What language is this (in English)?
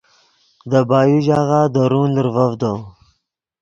Yidgha